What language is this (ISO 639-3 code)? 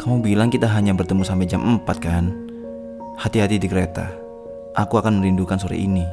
ind